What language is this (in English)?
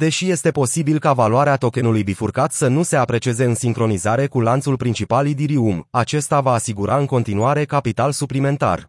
Romanian